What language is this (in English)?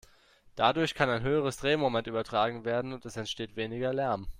German